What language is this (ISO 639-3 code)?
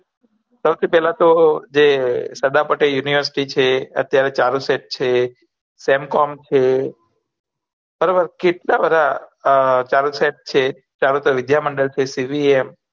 guj